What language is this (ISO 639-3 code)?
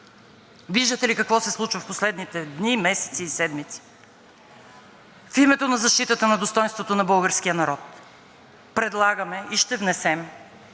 bul